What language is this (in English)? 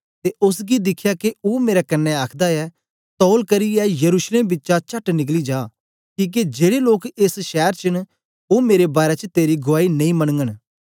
Dogri